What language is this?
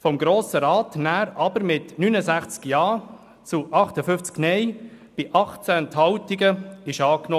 Swiss German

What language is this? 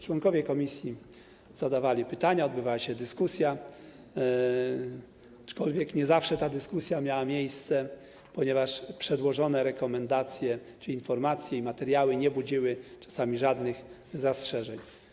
Polish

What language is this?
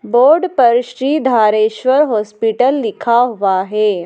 Hindi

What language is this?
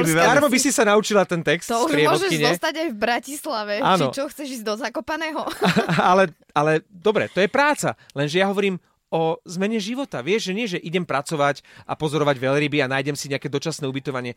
Slovak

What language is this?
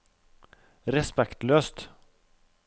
Norwegian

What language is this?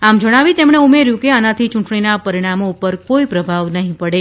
Gujarati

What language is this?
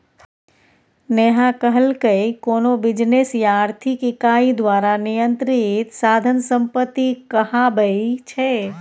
Maithili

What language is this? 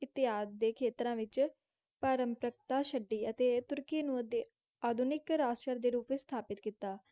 Punjabi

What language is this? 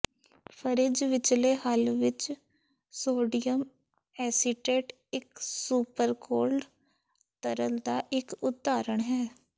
Punjabi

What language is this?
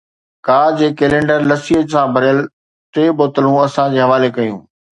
Sindhi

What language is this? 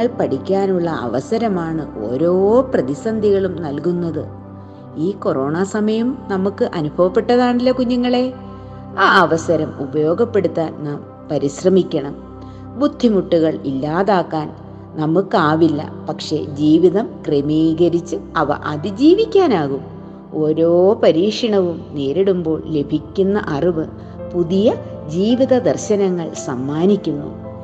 Malayalam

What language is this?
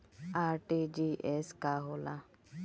Bhojpuri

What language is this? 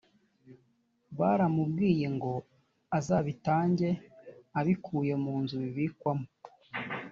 Kinyarwanda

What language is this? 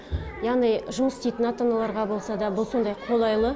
Kazakh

